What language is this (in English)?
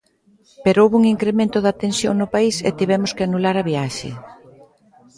Galician